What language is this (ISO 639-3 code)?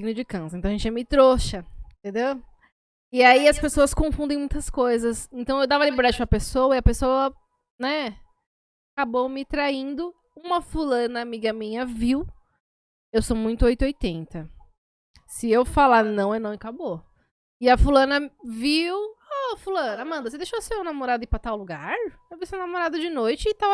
por